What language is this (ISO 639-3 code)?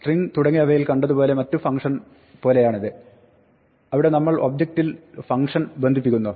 mal